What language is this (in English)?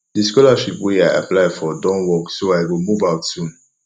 Nigerian Pidgin